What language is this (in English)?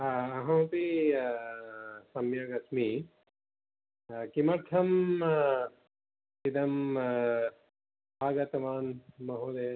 Sanskrit